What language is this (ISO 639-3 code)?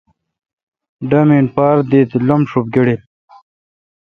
xka